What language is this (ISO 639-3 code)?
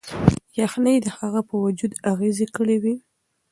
pus